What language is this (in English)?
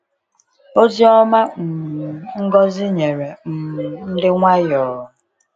Igbo